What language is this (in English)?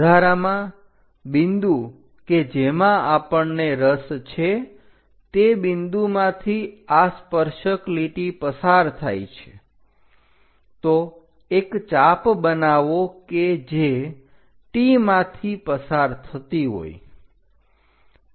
Gujarati